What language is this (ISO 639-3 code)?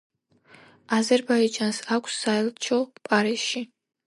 kat